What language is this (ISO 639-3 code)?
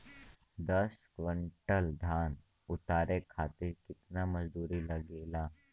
bho